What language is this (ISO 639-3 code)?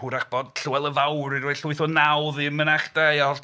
cym